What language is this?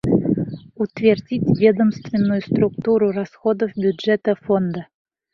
Bashkir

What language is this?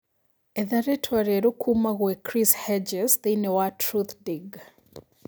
Kikuyu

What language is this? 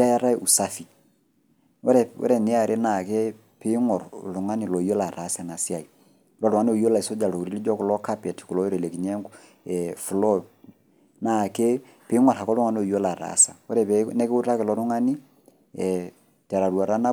Masai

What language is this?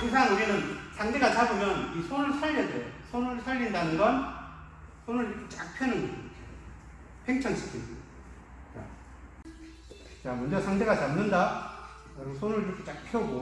Korean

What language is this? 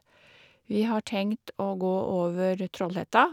Norwegian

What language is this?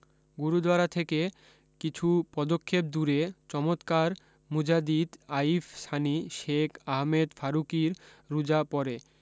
Bangla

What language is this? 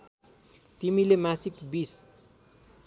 Nepali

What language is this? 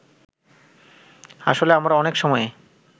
Bangla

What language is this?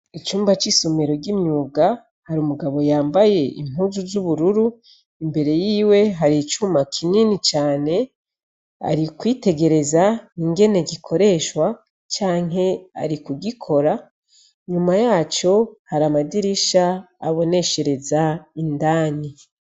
Rundi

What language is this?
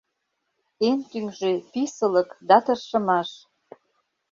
Mari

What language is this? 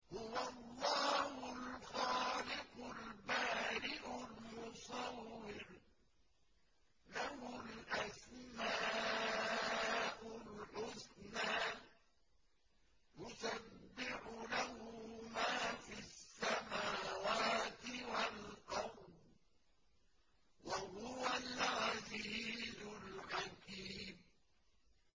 Arabic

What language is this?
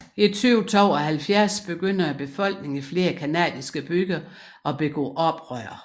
Danish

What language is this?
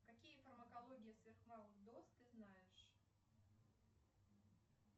Russian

